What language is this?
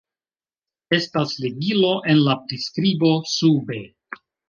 Esperanto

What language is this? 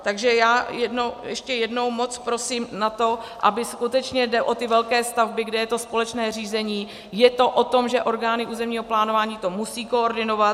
Czech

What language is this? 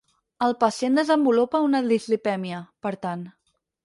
Catalan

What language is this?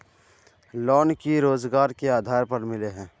Magahi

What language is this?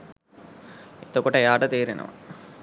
Sinhala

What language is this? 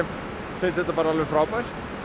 Icelandic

